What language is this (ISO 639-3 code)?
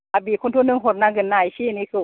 brx